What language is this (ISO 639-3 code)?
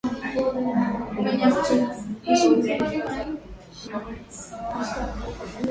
swa